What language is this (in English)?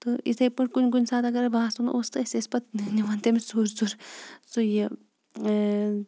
Kashmiri